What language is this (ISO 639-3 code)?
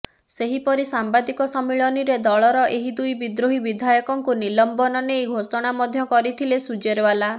ori